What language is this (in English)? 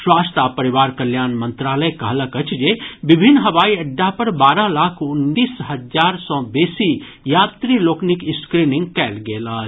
Maithili